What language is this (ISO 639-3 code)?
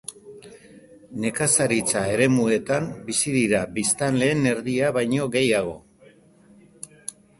eus